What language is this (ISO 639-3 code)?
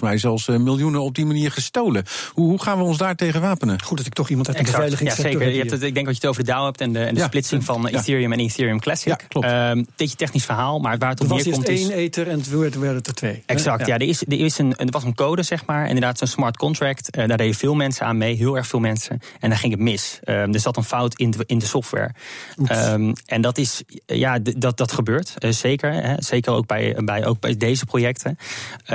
nld